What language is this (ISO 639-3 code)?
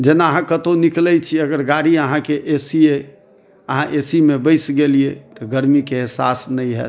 mai